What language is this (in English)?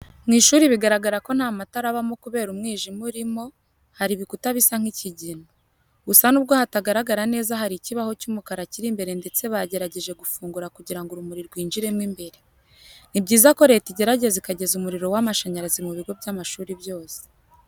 Kinyarwanda